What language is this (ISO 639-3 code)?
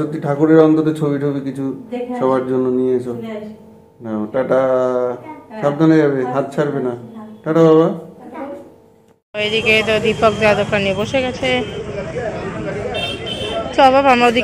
ben